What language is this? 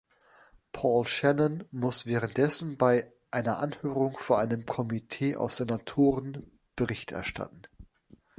German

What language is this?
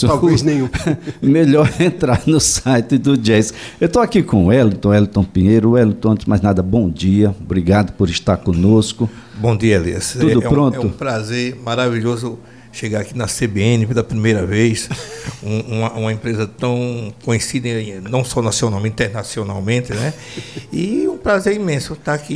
Portuguese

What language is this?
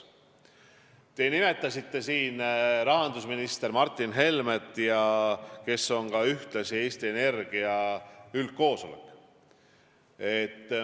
Estonian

